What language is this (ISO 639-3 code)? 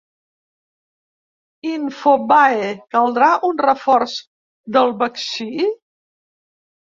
cat